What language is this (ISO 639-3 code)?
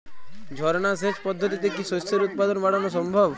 ben